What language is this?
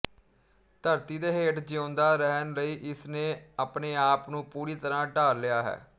Punjabi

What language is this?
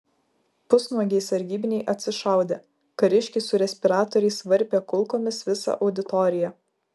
Lithuanian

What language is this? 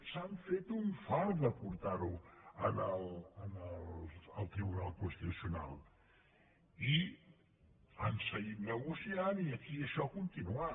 Catalan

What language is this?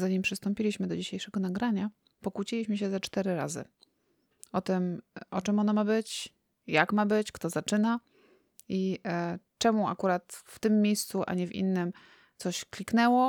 Polish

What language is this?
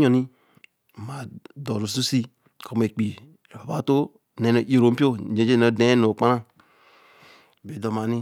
Eleme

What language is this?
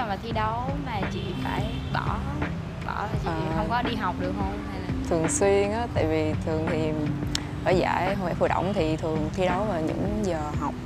Vietnamese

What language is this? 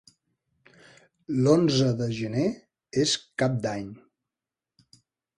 Catalan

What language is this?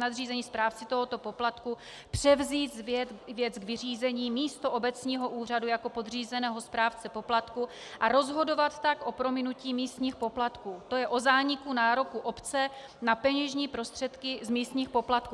Czech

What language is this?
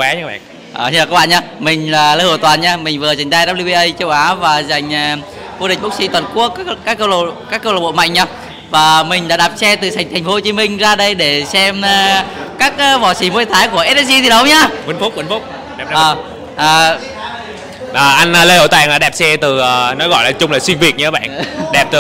Vietnamese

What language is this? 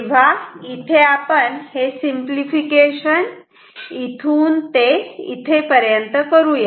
Marathi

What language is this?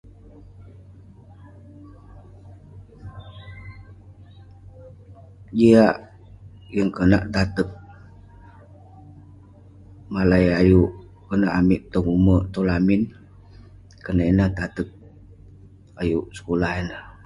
Western Penan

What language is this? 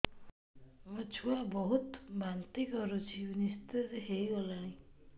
Odia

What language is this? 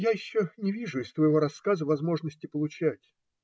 Russian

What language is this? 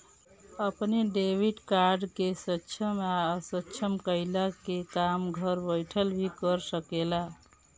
Bhojpuri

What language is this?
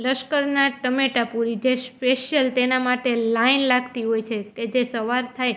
Gujarati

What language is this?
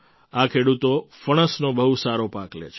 Gujarati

